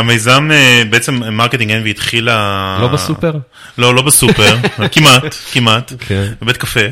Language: Hebrew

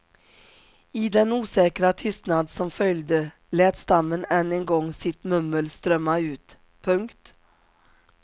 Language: Swedish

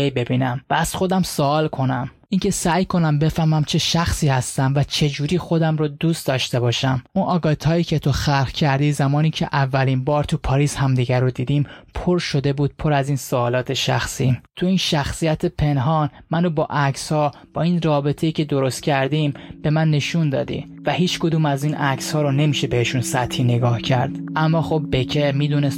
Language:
Persian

